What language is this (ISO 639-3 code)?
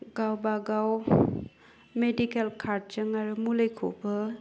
brx